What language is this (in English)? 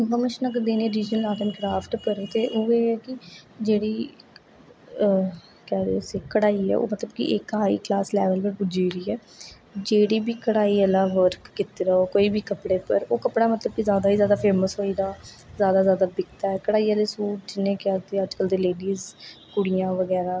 Dogri